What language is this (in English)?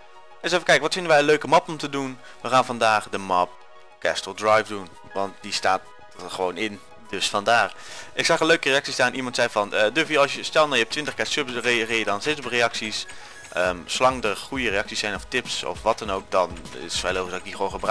Dutch